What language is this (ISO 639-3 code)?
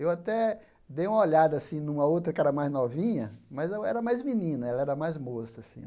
por